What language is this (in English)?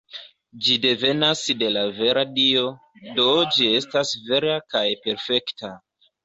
Esperanto